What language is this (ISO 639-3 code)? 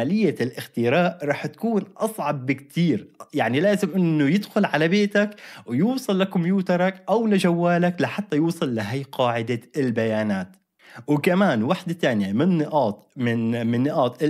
ara